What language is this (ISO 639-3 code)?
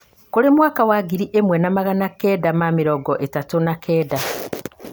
kik